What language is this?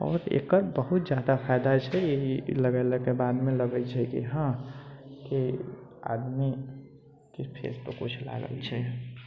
Maithili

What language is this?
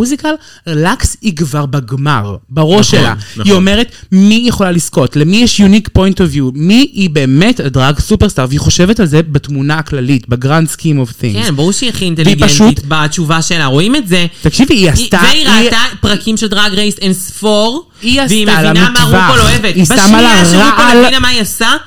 Hebrew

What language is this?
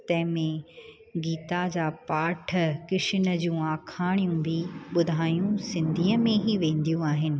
Sindhi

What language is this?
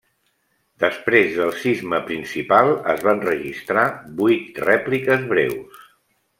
Catalan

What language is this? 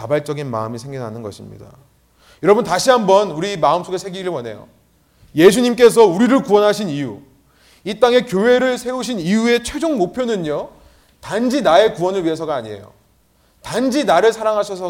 Korean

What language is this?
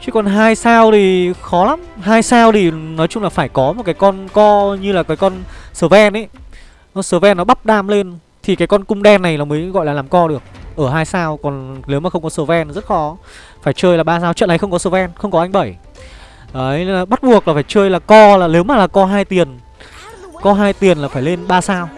Vietnamese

